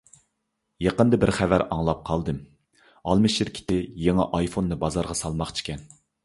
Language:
Uyghur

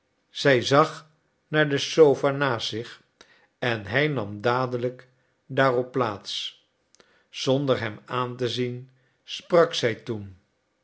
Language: Dutch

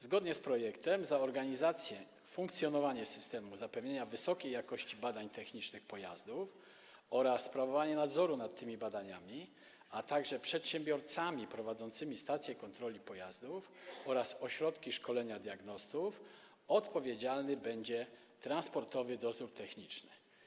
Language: Polish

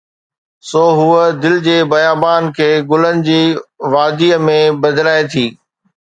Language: Sindhi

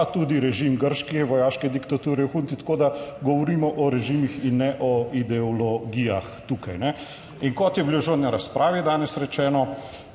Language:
Slovenian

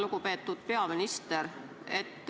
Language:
Estonian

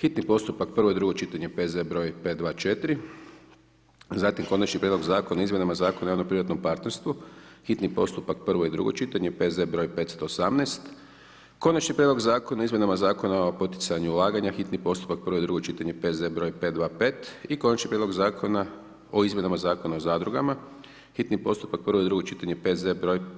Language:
Croatian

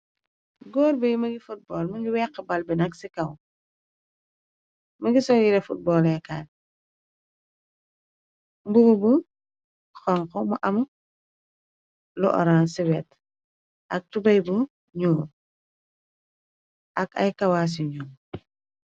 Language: Wolof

